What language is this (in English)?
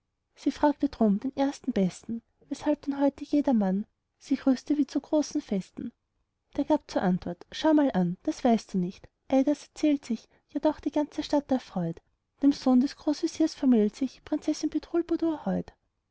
German